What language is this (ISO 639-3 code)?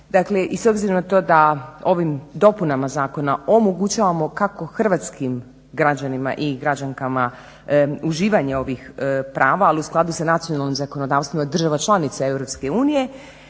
hrv